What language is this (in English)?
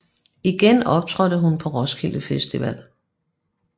Danish